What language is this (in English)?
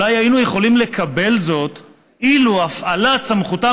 Hebrew